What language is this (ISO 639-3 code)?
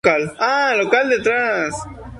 spa